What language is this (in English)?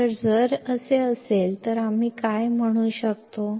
Kannada